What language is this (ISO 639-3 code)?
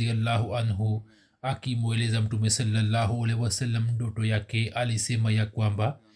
swa